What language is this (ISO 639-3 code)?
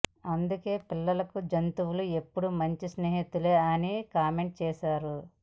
tel